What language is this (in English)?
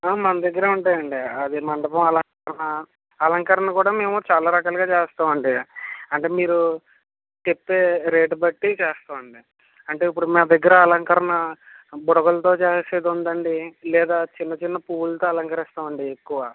Telugu